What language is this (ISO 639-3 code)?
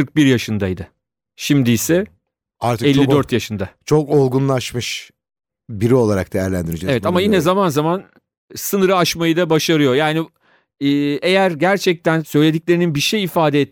tur